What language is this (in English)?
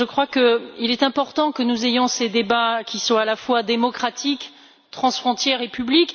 French